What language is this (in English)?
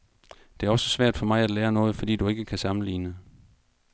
Danish